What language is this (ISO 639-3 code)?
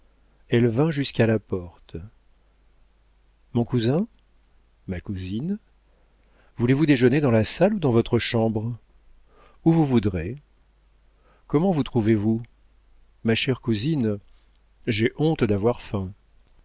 fra